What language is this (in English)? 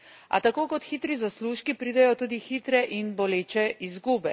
Slovenian